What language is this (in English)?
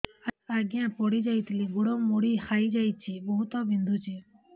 Odia